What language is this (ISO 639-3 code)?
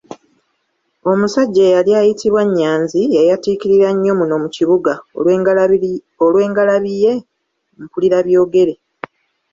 lug